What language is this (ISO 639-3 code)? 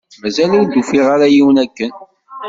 kab